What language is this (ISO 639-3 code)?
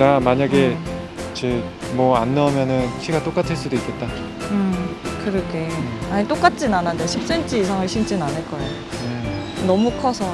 kor